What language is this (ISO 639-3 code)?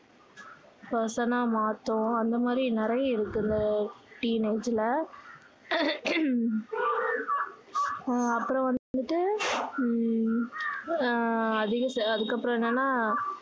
tam